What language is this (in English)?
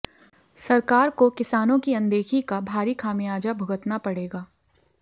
Hindi